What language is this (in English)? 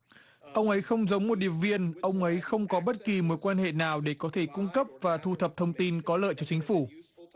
Vietnamese